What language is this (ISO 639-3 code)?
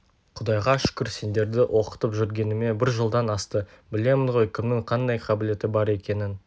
kaz